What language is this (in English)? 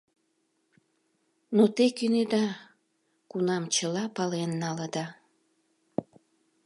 Mari